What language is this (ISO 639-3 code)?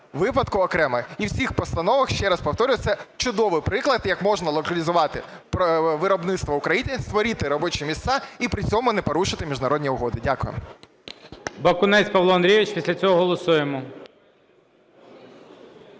ukr